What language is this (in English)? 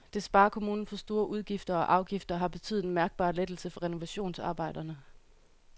Danish